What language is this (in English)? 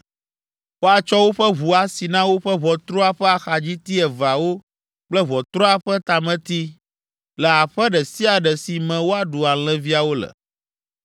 Ewe